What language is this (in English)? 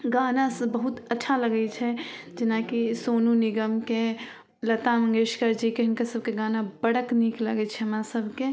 Maithili